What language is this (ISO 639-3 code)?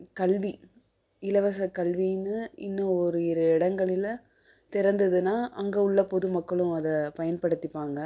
tam